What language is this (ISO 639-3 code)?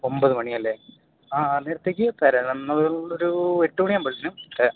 mal